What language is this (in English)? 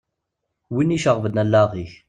Kabyle